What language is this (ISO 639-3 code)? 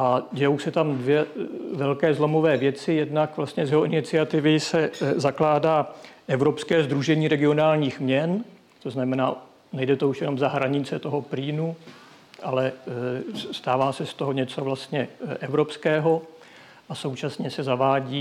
ces